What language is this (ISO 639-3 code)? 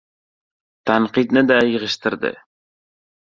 uzb